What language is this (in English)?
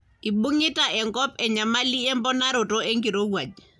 Masai